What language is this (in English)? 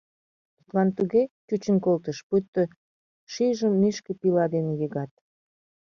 Mari